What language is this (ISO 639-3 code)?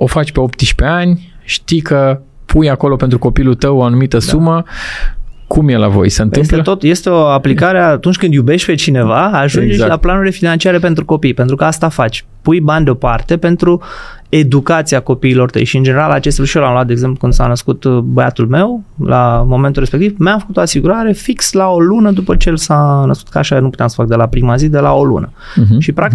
ron